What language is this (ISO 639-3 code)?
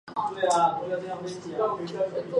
zho